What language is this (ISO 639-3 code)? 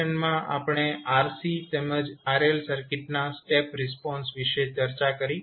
guj